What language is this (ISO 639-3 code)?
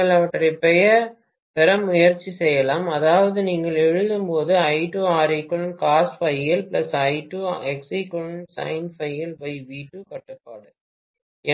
tam